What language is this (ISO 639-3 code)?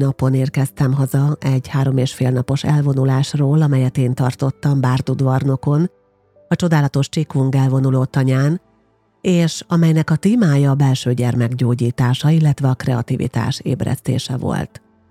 hun